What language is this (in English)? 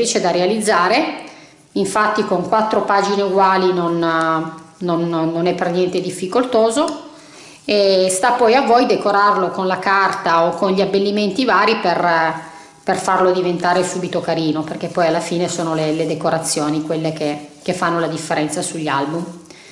Italian